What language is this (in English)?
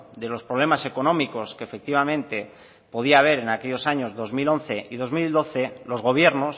Spanish